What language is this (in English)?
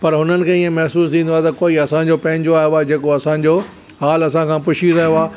Sindhi